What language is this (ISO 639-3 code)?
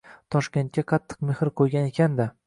uzb